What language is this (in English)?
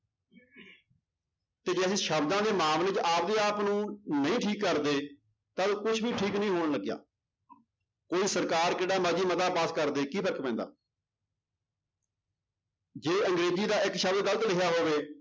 Punjabi